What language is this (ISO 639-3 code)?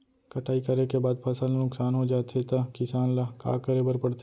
hne